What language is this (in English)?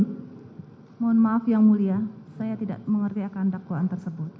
Indonesian